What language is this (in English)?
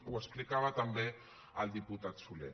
Catalan